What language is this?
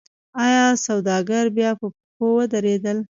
Pashto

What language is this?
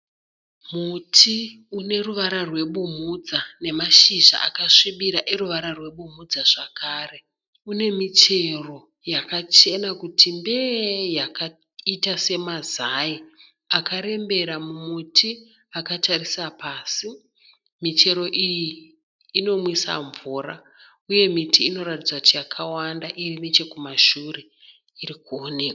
Shona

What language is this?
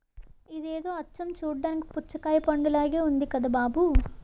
Telugu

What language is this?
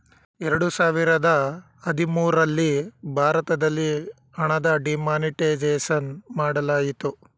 Kannada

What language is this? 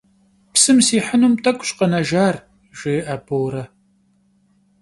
Kabardian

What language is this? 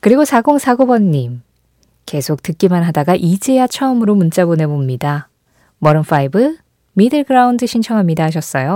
Korean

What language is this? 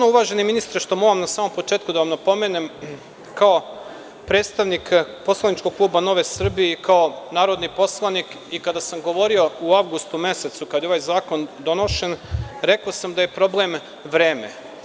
Serbian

